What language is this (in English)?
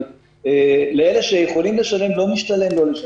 Hebrew